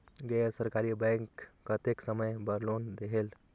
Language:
Chhattisgarhi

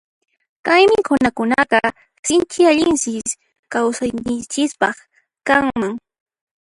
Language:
Puno Quechua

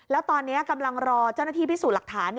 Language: Thai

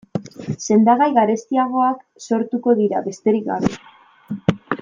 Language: Basque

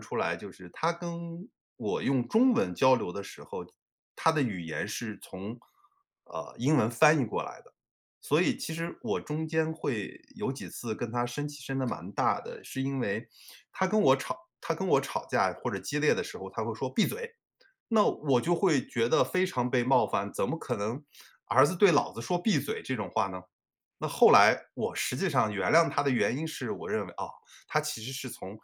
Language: Chinese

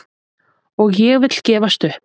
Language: Icelandic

